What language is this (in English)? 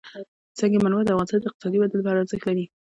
Pashto